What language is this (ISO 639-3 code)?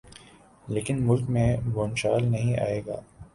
urd